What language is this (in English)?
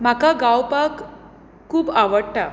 Konkani